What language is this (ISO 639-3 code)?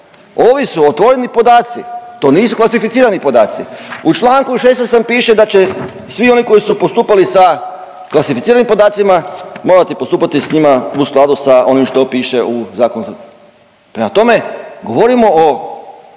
hrv